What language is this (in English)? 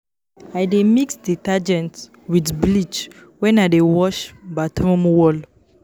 Nigerian Pidgin